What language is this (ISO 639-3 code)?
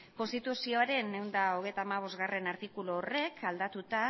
eus